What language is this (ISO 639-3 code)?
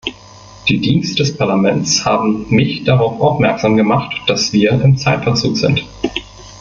deu